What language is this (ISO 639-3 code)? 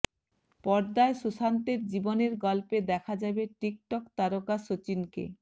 ben